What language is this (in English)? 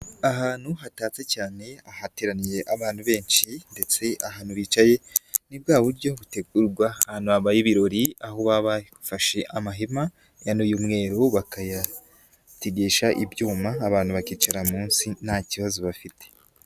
Kinyarwanda